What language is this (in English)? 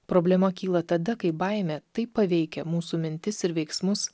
Lithuanian